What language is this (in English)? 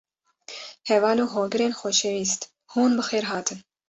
Kurdish